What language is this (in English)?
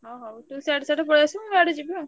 Odia